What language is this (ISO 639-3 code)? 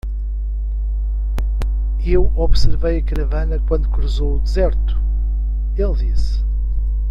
por